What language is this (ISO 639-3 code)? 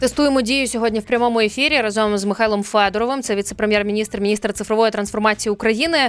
ukr